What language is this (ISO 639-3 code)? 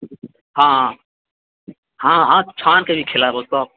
mai